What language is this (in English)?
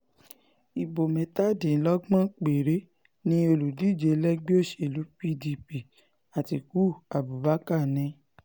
Yoruba